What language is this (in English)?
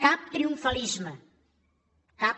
Catalan